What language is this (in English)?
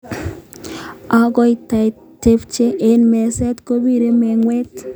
Kalenjin